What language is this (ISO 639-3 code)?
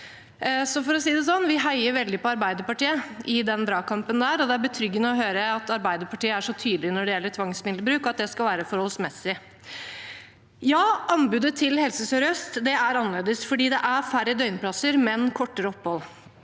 nor